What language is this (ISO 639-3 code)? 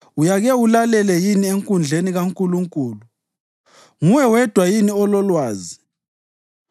nde